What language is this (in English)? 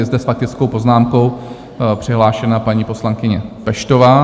Czech